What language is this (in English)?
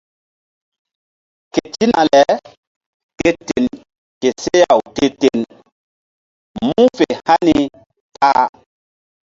Mbum